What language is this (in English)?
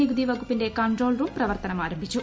Malayalam